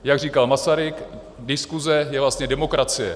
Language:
Czech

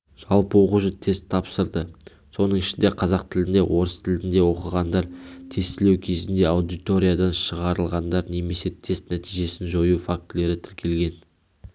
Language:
Kazakh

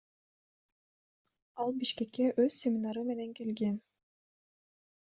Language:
Kyrgyz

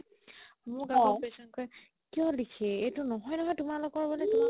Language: Assamese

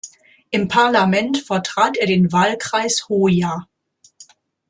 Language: German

